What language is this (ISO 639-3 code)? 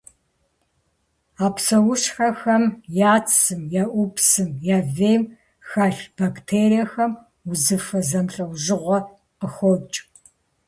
kbd